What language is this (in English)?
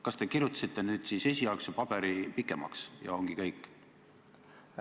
Estonian